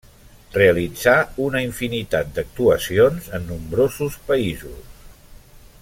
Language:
Catalan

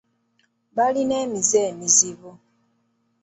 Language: Ganda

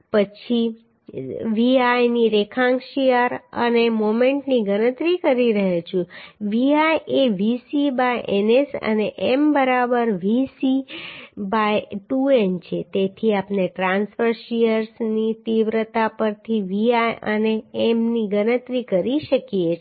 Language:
Gujarati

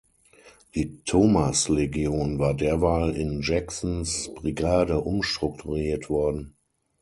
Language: German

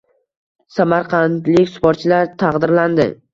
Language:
Uzbek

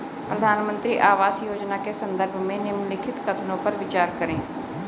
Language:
Hindi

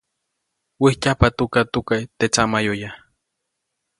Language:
Copainalá Zoque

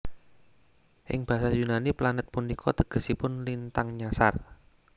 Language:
Javanese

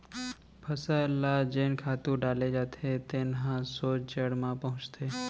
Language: Chhattisgarhi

